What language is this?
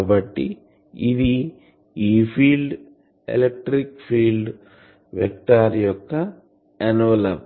Telugu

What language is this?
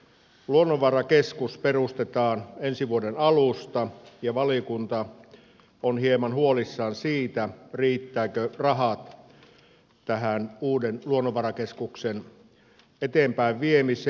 Finnish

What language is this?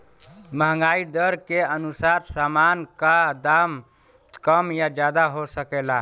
Bhojpuri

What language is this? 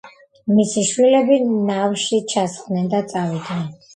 Georgian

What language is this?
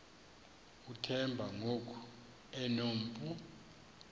Xhosa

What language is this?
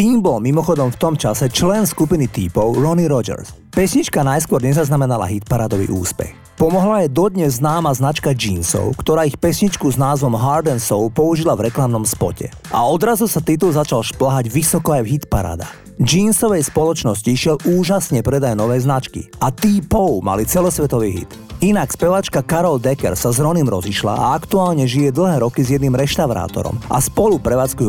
Slovak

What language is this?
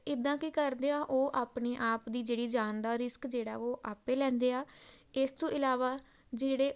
Punjabi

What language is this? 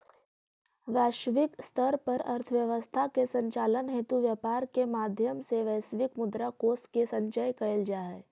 Magahi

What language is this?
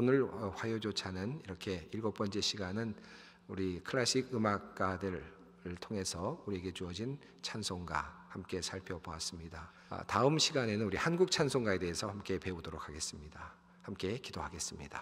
Korean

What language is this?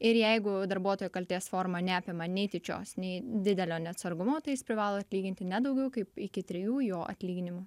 Lithuanian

